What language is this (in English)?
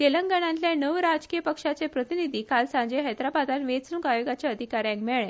Konkani